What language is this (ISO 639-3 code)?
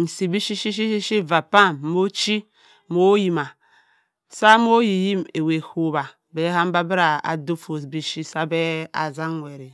mfn